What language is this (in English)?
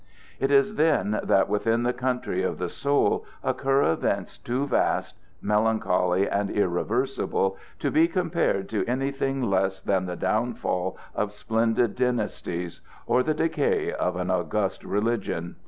English